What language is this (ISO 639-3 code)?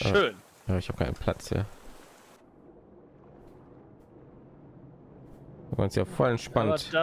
deu